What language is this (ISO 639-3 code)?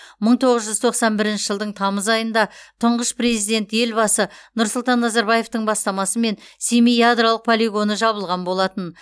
kaz